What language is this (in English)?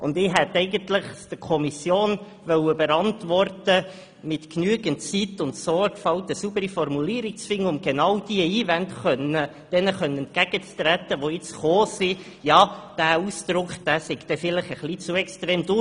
Swiss German